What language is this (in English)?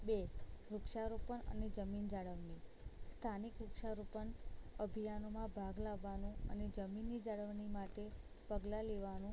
Gujarati